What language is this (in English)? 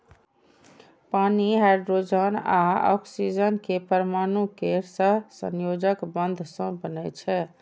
Maithili